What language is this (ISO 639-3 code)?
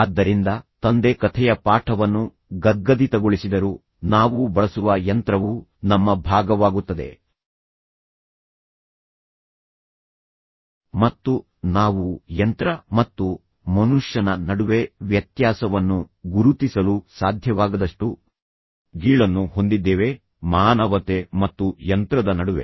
kan